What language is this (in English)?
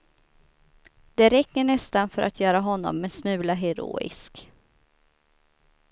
Swedish